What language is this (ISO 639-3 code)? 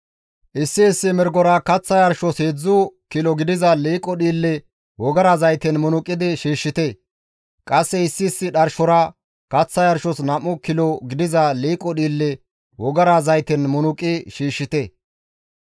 gmv